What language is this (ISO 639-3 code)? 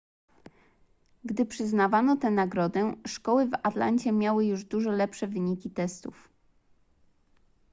pol